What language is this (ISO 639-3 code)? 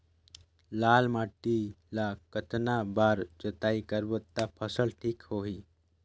hne